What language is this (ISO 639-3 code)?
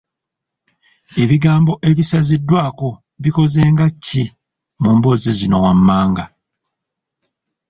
lug